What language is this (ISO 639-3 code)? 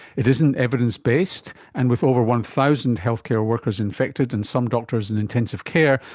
eng